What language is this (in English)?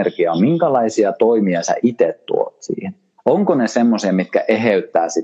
Finnish